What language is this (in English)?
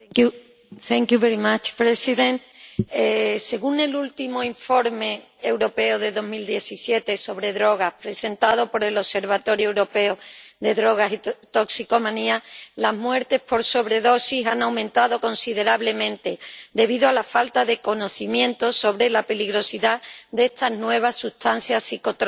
Spanish